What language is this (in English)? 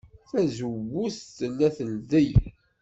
Kabyle